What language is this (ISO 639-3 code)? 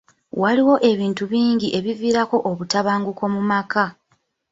lug